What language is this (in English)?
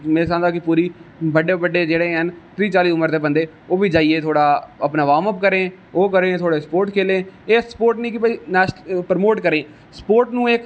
Dogri